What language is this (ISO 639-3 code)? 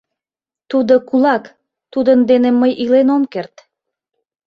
chm